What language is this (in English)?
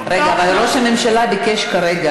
Hebrew